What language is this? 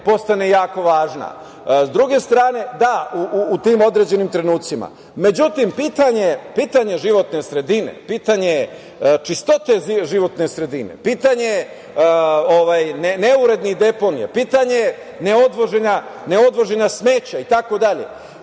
Serbian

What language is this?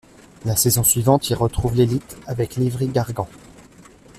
French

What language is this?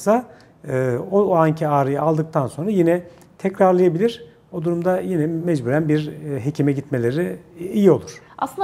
Turkish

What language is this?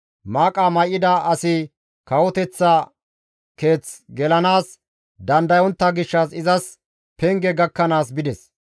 Gamo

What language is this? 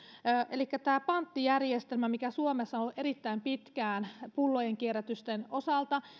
Finnish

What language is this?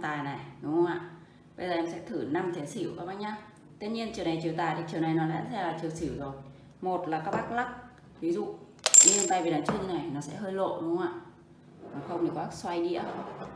Vietnamese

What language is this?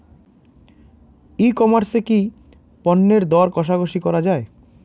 Bangla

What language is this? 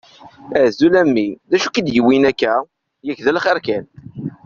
Kabyle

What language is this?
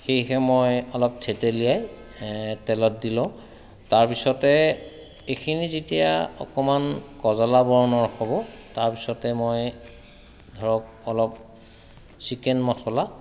Assamese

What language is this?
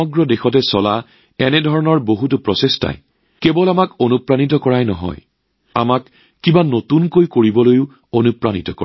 Assamese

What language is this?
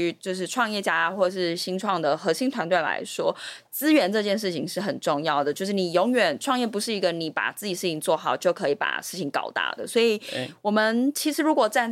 Chinese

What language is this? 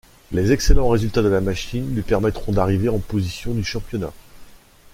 French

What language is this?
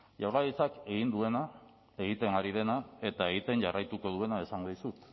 Basque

